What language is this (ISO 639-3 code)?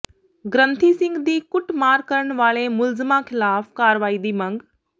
pan